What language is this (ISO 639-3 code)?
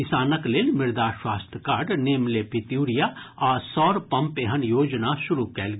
mai